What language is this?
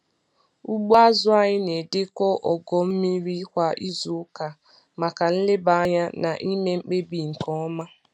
Igbo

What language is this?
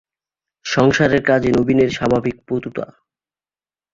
Bangla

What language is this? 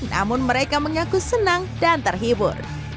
Indonesian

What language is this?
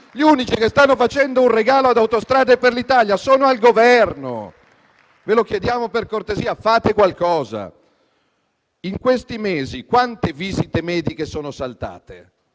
Italian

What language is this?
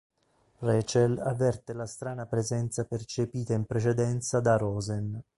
Italian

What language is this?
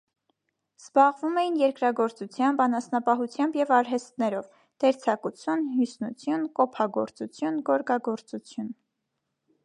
Armenian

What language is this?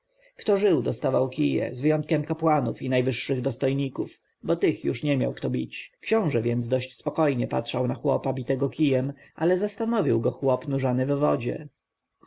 Polish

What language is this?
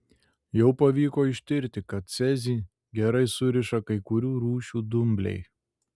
Lithuanian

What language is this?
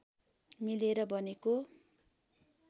Nepali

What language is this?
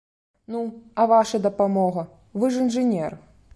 Belarusian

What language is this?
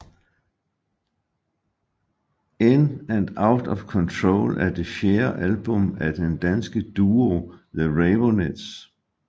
Danish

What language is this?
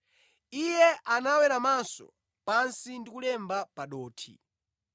Nyanja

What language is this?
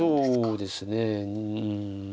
Japanese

